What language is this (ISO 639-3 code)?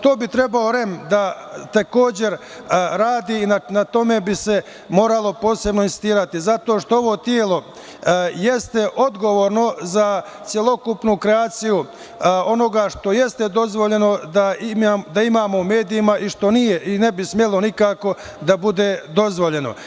srp